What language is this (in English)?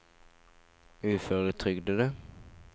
Norwegian